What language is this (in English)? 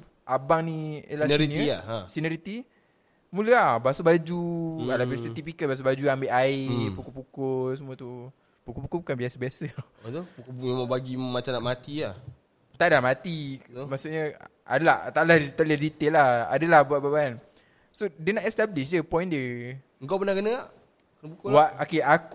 Malay